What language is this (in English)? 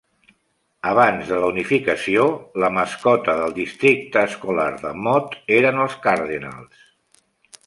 Catalan